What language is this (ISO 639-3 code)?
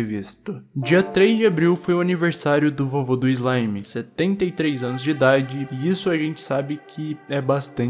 por